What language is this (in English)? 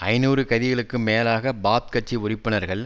Tamil